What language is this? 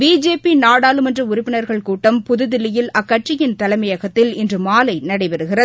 Tamil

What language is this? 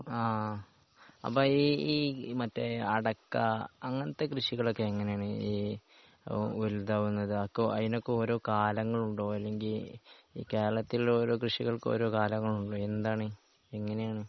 Malayalam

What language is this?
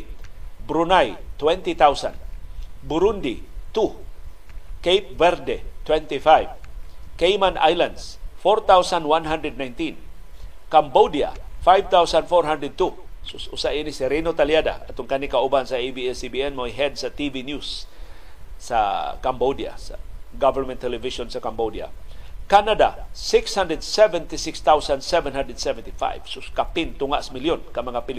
Filipino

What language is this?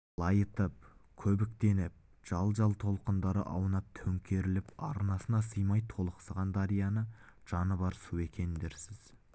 Kazakh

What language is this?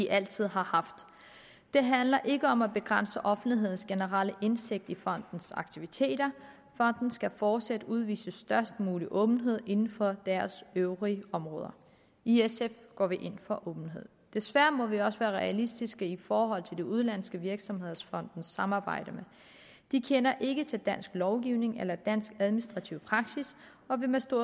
Danish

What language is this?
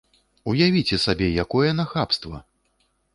Belarusian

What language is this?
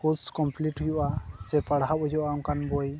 Santali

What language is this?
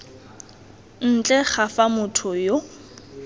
Tswana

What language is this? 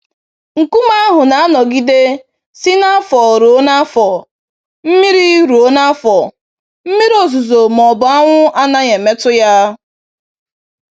Igbo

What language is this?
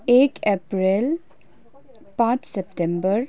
Nepali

